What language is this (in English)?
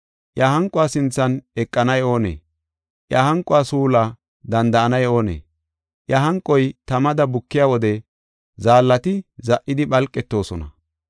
Gofa